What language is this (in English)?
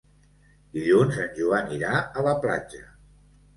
Catalan